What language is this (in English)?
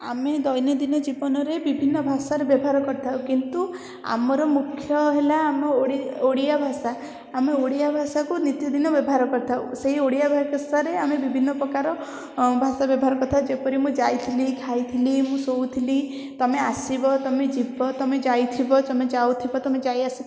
Odia